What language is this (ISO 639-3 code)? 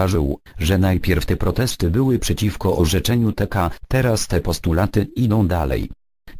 pol